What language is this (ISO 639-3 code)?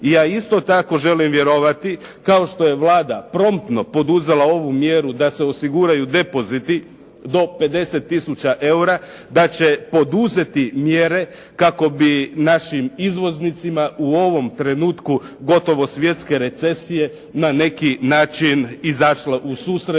hrv